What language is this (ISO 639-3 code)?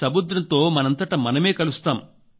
tel